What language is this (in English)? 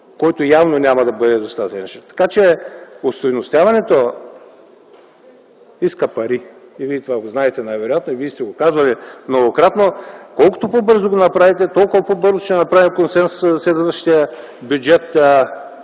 Bulgarian